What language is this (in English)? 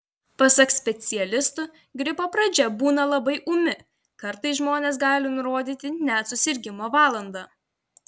Lithuanian